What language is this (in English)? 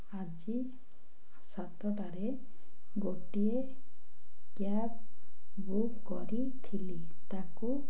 Odia